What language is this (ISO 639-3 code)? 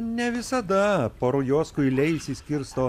lit